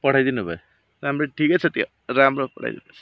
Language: Nepali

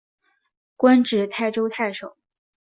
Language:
Chinese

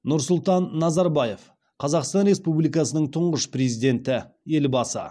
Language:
Kazakh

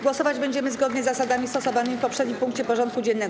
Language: Polish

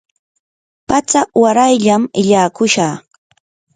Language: Yanahuanca Pasco Quechua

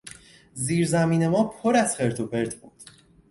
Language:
Persian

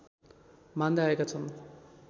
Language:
Nepali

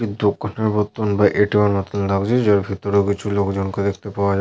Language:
Bangla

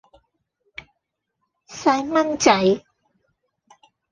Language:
Cantonese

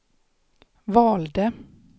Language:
Swedish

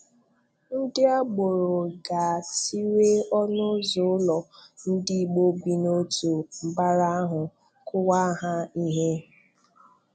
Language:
Igbo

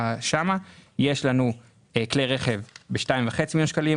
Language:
Hebrew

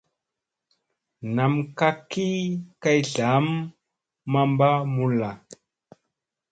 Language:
Musey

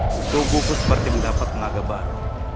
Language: Indonesian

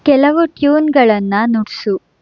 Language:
Kannada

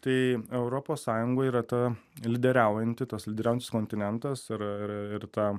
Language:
Lithuanian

